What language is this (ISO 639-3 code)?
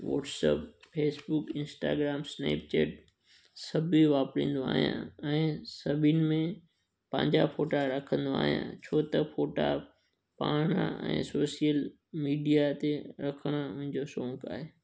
snd